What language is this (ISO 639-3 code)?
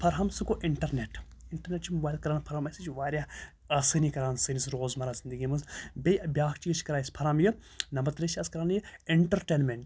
kas